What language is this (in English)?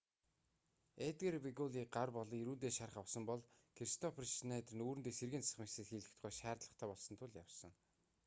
Mongolian